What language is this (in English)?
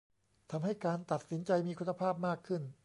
Thai